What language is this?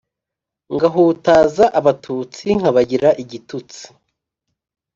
Kinyarwanda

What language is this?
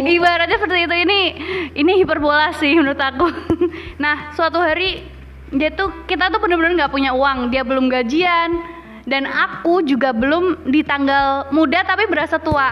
Indonesian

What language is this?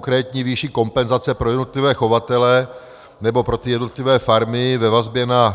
Czech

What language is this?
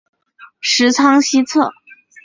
Chinese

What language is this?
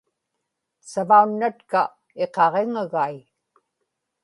Inupiaq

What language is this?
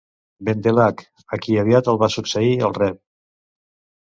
Catalan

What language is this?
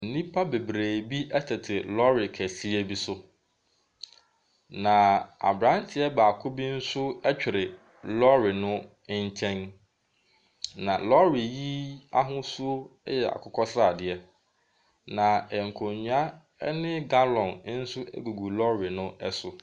Akan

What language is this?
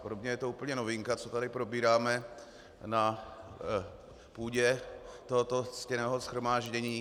Czech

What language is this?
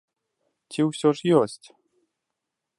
Belarusian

